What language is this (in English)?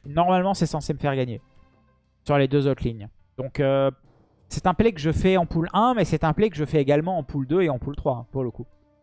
French